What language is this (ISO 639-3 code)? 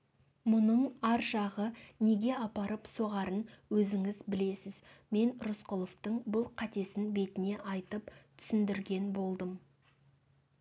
kaz